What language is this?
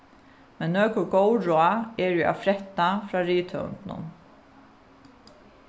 Faroese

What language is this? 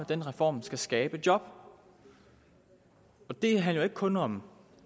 Danish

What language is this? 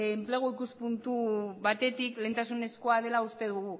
Basque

